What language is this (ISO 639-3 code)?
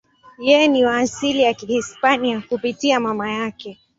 swa